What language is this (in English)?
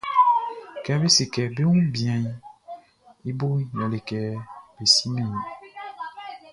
Baoulé